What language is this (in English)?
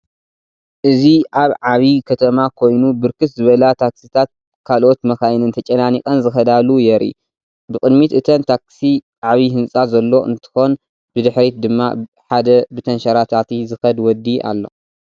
Tigrinya